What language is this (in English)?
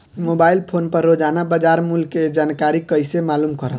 Bhojpuri